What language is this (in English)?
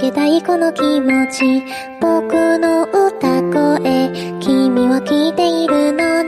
Chinese